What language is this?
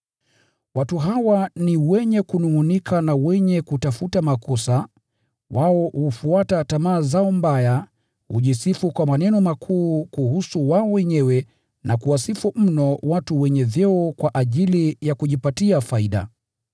Swahili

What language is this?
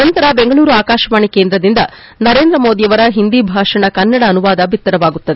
Kannada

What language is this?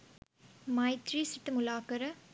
Sinhala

